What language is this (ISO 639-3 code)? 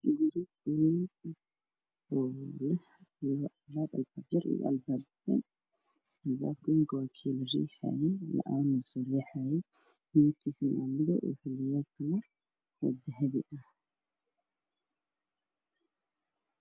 som